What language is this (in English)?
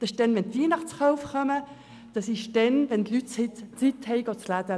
Swiss German